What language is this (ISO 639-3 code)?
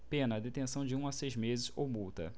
por